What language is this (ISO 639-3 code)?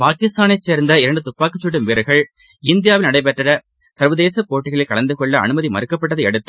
tam